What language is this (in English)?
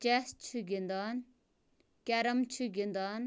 Kashmiri